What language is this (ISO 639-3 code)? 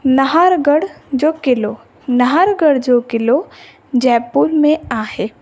snd